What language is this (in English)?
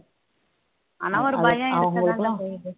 Tamil